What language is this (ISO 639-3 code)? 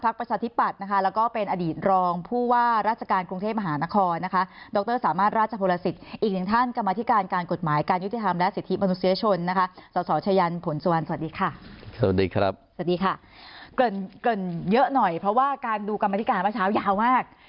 tha